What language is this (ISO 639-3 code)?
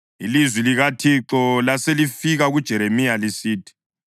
nde